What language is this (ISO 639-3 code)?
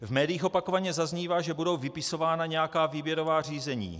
ces